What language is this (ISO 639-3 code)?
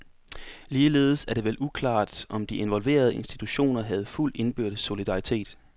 dan